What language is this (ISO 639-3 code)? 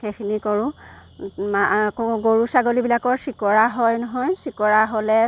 asm